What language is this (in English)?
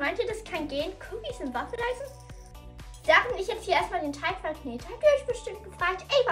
German